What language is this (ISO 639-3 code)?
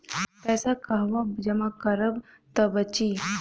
bho